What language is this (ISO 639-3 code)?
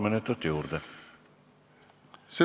est